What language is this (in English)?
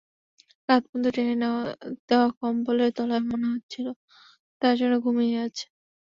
Bangla